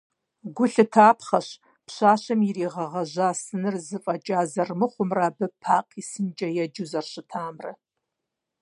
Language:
Kabardian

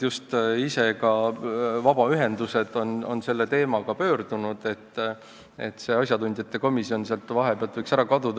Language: Estonian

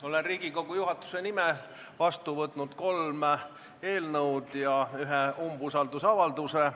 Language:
Estonian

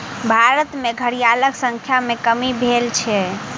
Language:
Maithili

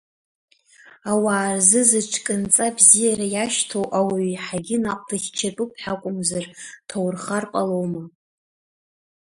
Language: Abkhazian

